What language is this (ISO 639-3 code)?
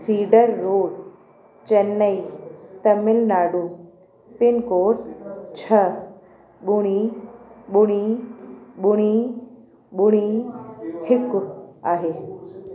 snd